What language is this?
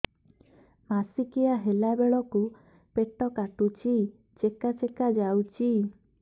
Odia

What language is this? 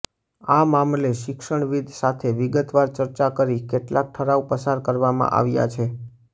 Gujarati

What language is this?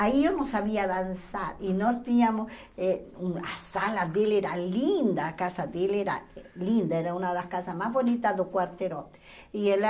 Portuguese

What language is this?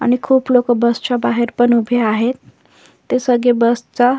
Marathi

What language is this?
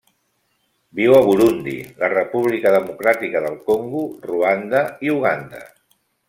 Catalan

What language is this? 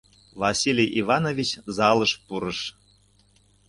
Mari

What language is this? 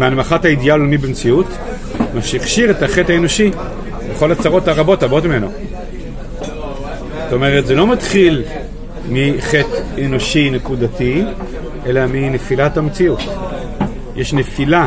Hebrew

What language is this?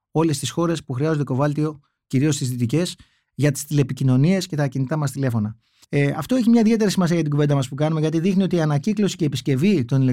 Greek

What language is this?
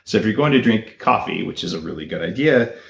English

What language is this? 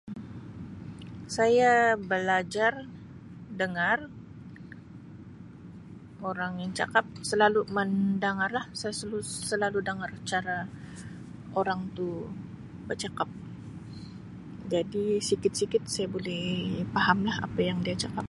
Sabah Malay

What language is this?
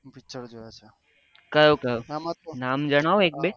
Gujarati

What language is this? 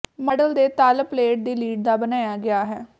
Punjabi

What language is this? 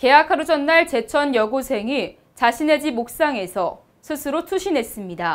Korean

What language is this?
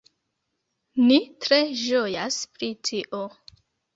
Esperanto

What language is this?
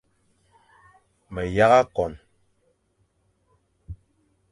Fang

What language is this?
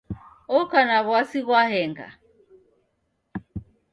Taita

